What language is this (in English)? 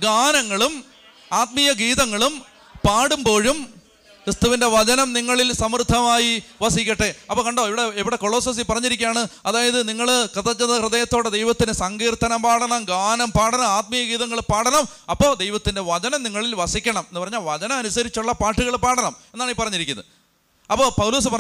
Malayalam